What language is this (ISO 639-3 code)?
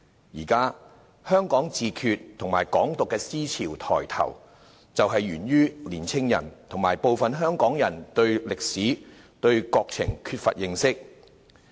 yue